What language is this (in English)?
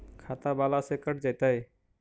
Magahi